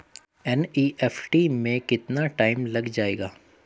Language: Hindi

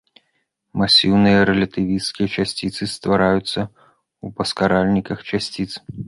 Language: Belarusian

